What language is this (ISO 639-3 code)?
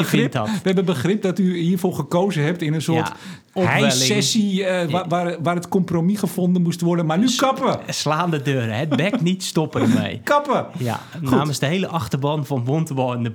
nld